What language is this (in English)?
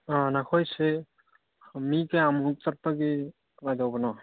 Manipuri